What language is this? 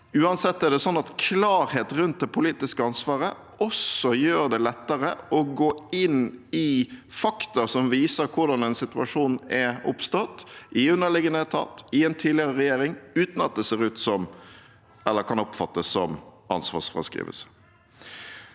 Norwegian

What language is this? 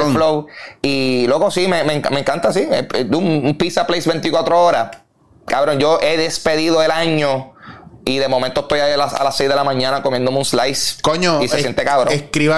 Spanish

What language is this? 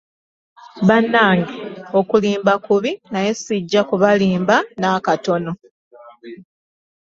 Ganda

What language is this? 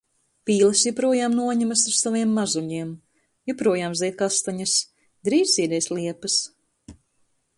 Latvian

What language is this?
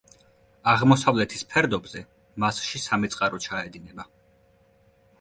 Georgian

